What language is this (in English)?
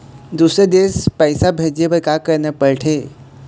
Chhattisgarhi